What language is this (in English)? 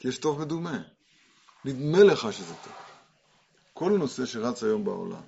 Hebrew